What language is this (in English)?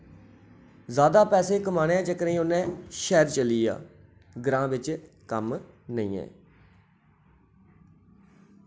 Dogri